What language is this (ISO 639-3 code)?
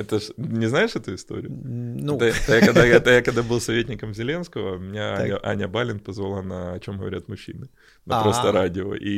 rus